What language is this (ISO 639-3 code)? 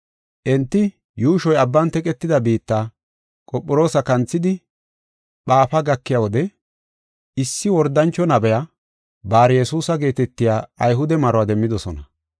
gof